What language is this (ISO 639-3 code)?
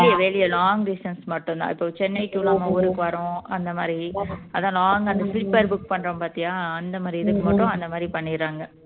tam